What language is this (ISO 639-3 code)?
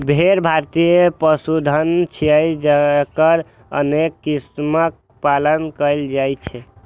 mai